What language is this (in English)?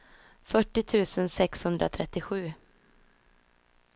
Swedish